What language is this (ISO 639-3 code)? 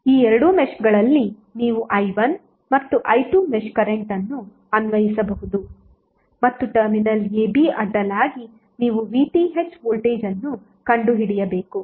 kan